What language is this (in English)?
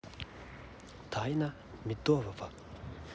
Russian